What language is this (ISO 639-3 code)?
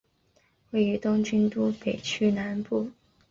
zho